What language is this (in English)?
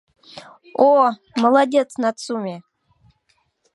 Mari